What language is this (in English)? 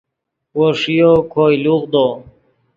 Yidgha